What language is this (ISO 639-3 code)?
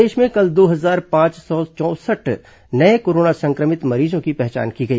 hin